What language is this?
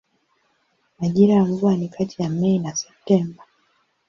Swahili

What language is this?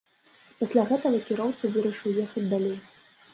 Belarusian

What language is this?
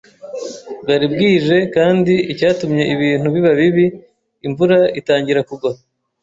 Kinyarwanda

